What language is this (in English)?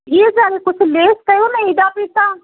Sindhi